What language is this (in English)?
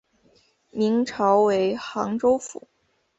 Chinese